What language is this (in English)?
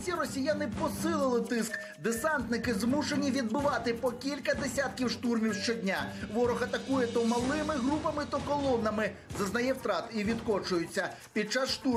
Ukrainian